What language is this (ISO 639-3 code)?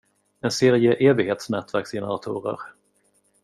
swe